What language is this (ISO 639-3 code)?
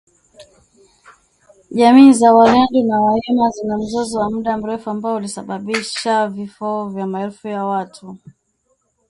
swa